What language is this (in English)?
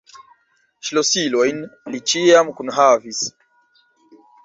Esperanto